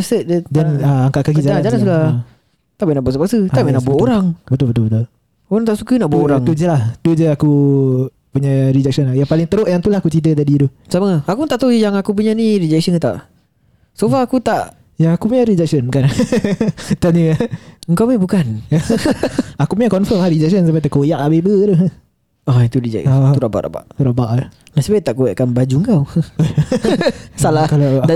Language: Malay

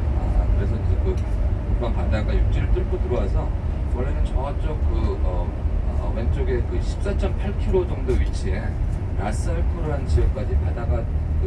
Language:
Korean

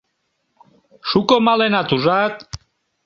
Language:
Mari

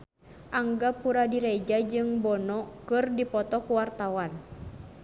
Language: Sundanese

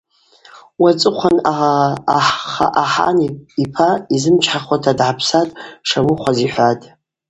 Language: Abaza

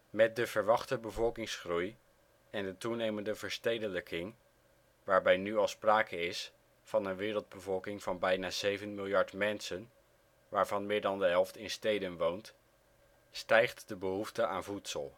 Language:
Dutch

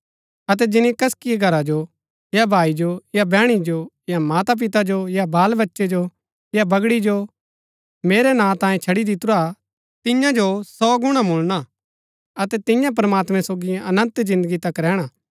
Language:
Gaddi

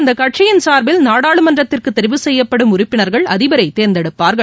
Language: Tamil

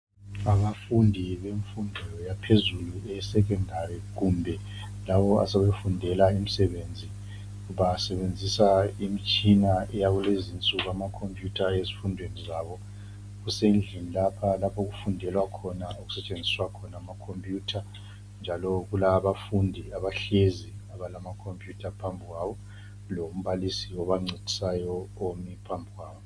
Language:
North Ndebele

